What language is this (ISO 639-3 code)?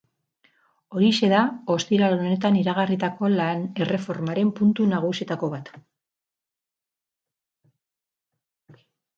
eus